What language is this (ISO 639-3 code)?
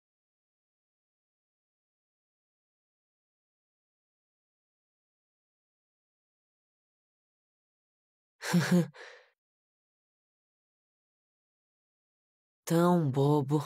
por